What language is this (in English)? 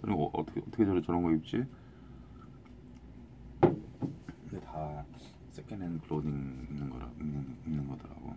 Korean